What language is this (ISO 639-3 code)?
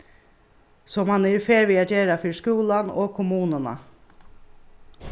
fao